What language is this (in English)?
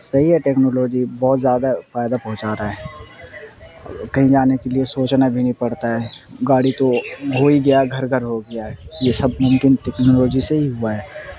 Urdu